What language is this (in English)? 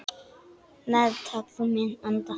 Icelandic